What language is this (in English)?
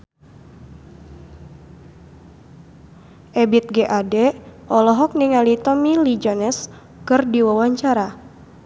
Sundanese